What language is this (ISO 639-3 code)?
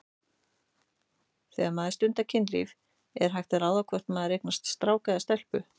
isl